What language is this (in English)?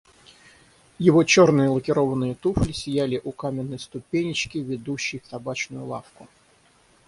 Russian